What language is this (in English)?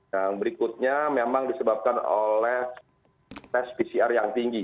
Indonesian